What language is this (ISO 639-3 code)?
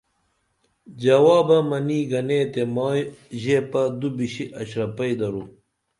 dml